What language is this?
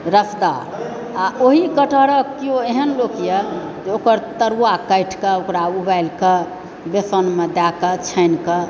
Maithili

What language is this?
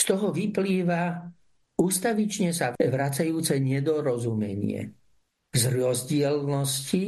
Slovak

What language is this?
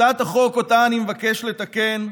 Hebrew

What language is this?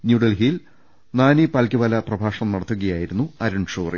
Malayalam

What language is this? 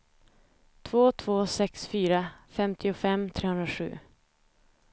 Swedish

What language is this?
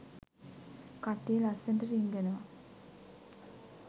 Sinhala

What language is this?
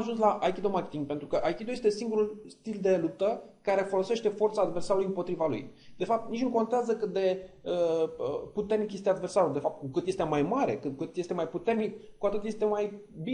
Romanian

